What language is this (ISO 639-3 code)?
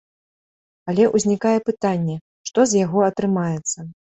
bel